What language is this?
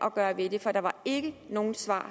Danish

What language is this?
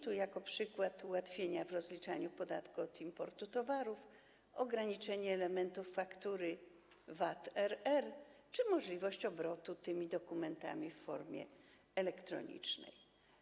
Polish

